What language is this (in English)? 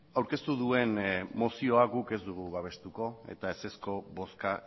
Basque